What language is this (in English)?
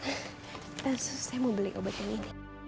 Indonesian